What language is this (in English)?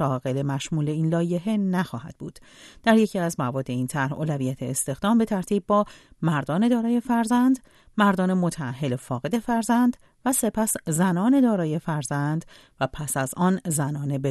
Persian